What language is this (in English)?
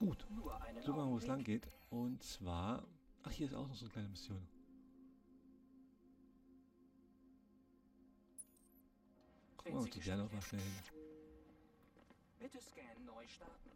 German